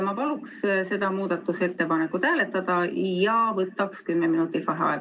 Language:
Estonian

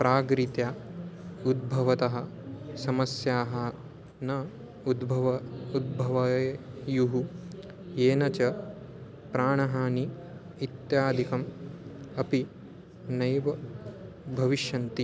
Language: Sanskrit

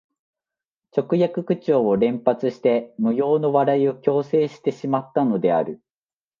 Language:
Japanese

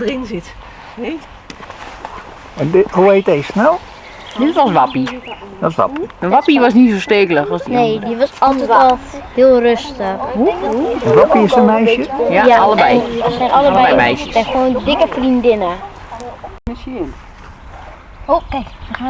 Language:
Dutch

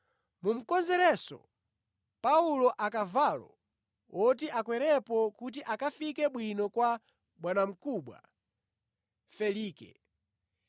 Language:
Nyanja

